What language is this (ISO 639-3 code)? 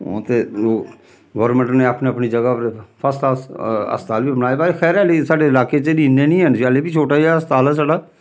doi